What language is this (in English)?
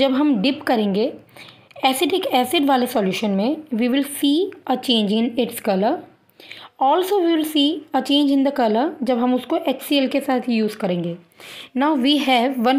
Hindi